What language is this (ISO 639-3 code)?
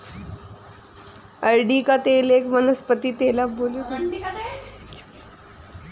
hin